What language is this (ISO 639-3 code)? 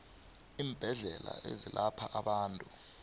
nbl